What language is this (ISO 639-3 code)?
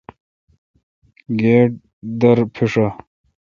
xka